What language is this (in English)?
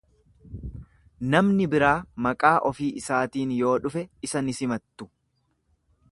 Oromo